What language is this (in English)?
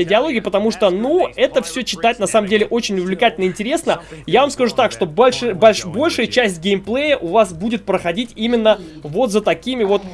Russian